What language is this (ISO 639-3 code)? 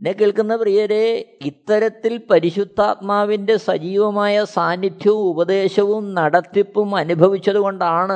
mal